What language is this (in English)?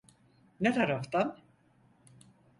Turkish